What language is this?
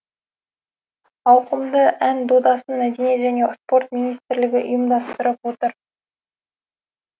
Kazakh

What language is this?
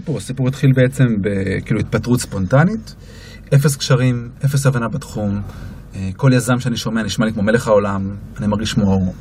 Hebrew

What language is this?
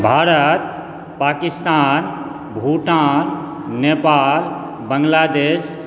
Maithili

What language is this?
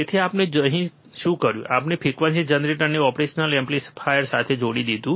Gujarati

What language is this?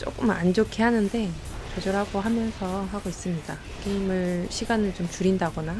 Korean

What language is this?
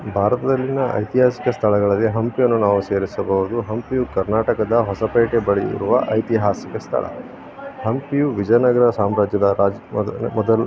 Kannada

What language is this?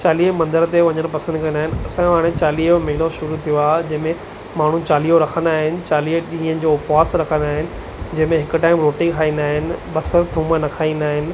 Sindhi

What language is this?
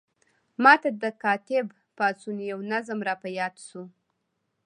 Pashto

